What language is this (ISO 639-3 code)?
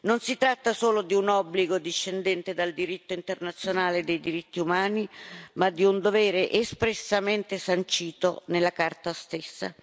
ita